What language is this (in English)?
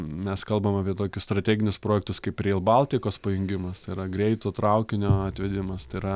Lithuanian